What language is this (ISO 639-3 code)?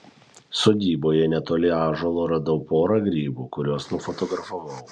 lit